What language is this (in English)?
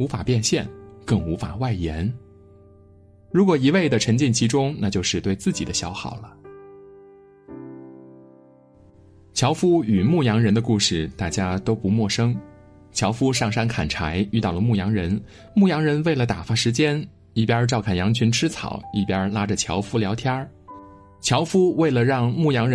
Chinese